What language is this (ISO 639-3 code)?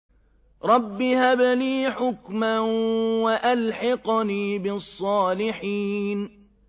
ara